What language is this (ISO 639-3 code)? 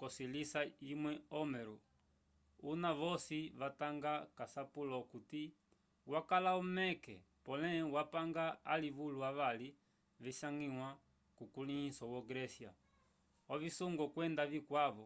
umb